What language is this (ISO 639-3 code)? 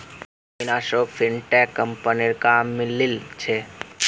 mag